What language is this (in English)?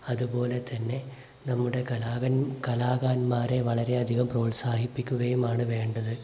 Malayalam